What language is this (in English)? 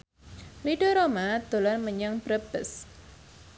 Javanese